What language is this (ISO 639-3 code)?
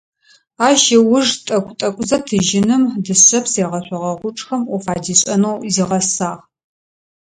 ady